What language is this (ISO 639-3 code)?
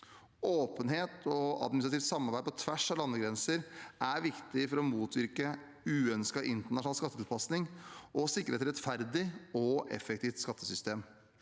nor